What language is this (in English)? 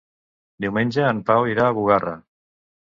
Catalan